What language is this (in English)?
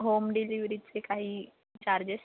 Marathi